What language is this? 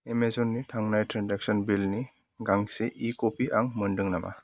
Bodo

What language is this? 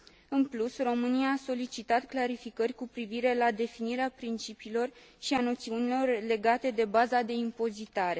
Romanian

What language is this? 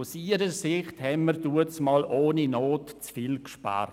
Swiss German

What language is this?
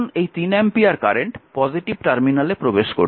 Bangla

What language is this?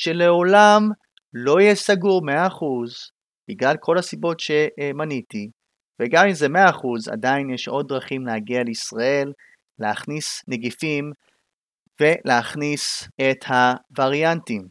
Hebrew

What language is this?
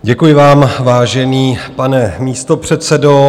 Czech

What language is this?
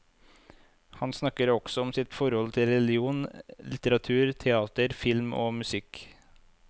Norwegian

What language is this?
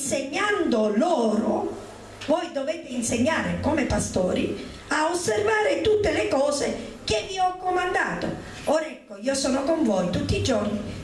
Italian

